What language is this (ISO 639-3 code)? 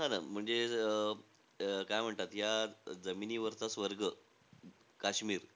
mar